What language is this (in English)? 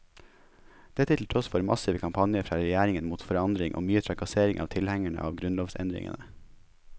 Norwegian